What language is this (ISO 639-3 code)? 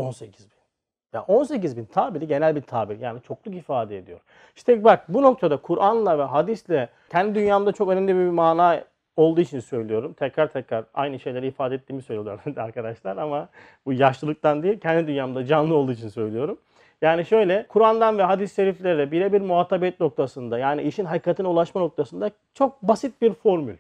tur